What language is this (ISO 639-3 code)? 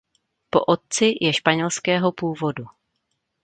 ces